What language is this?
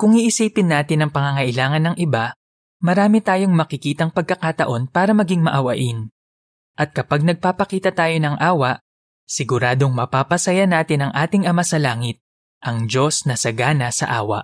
Filipino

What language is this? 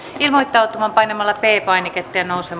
Finnish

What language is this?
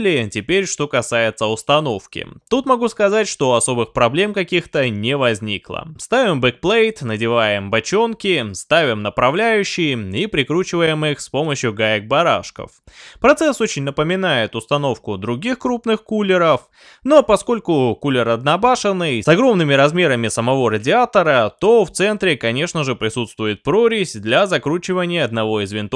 Russian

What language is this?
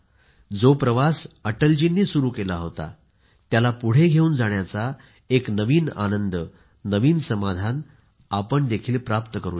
Marathi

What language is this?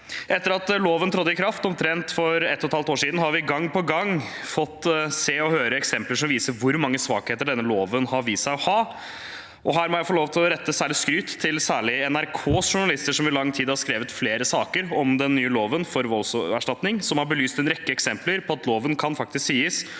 Norwegian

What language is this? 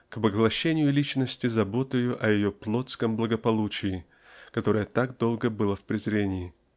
Russian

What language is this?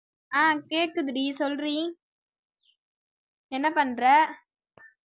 Tamil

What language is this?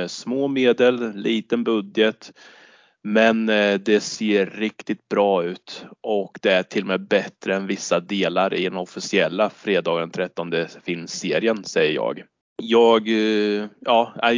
Swedish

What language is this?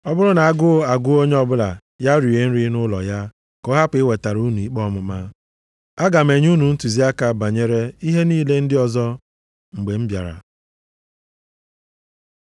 Igbo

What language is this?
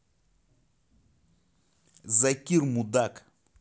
Russian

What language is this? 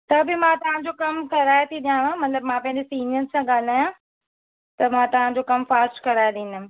Sindhi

